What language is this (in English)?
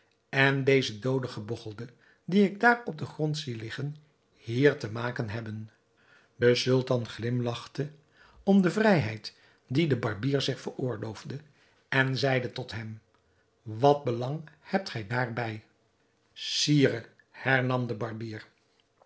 Dutch